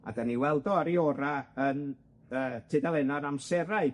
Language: Welsh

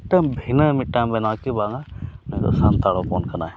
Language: Santali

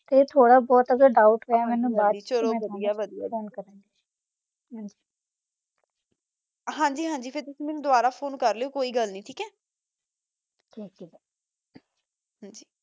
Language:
Punjabi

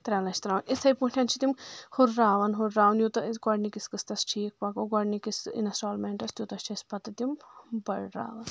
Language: Kashmiri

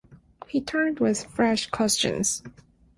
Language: English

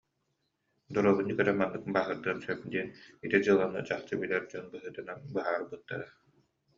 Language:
Yakut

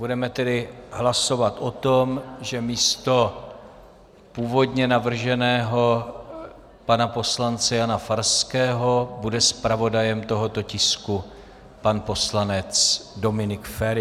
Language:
Czech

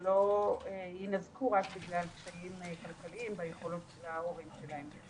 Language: Hebrew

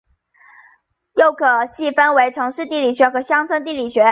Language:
Chinese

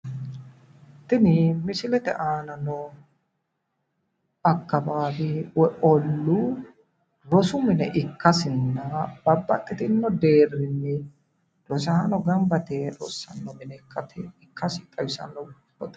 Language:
Sidamo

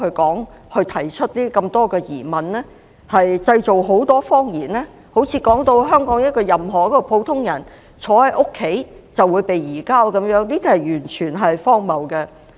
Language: Cantonese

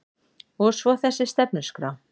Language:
Icelandic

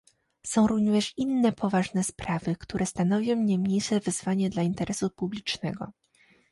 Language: Polish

